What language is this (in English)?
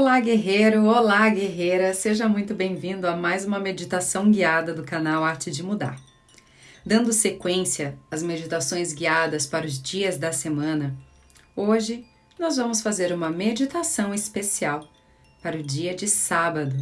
Portuguese